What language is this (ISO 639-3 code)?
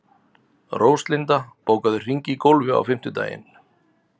isl